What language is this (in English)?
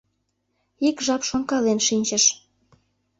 Mari